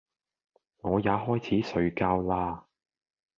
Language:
Cantonese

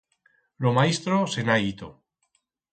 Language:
Aragonese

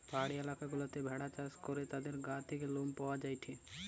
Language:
Bangla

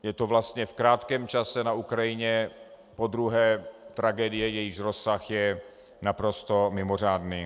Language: Czech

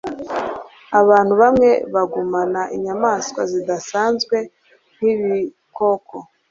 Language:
Kinyarwanda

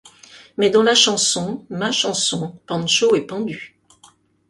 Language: French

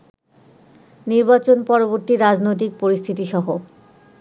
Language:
Bangla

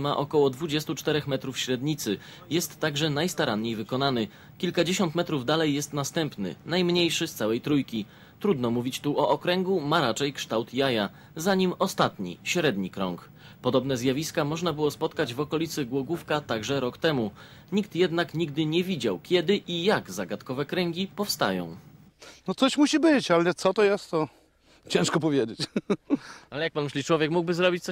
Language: Polish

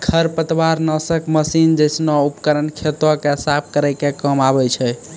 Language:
Maithili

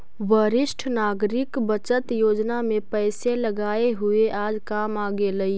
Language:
Magahi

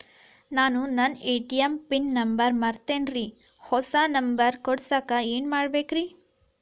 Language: Kannada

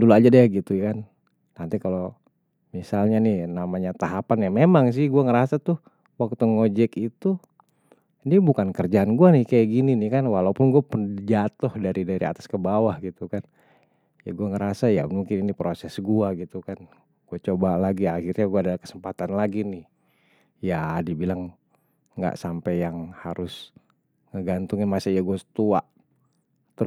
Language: Betawi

